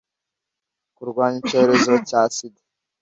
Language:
Kinyarwanda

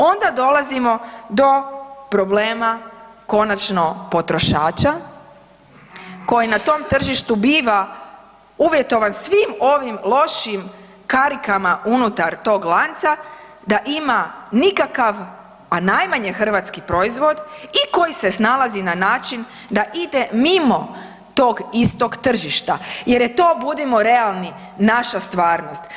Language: Croatian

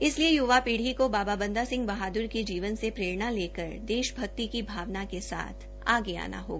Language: Hindi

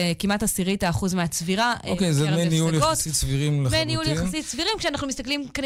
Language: Hebrew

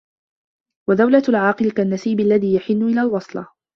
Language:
Arabic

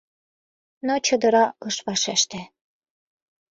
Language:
Mari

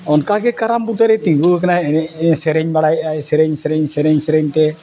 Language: Santali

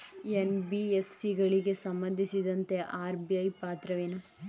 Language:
Kannada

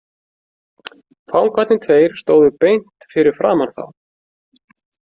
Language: Icelandic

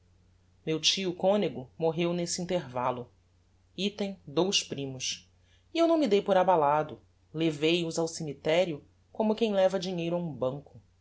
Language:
Portuguese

